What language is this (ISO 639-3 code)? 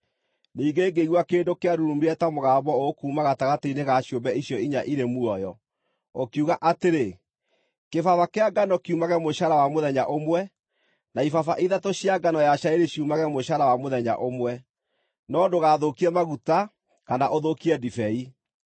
kik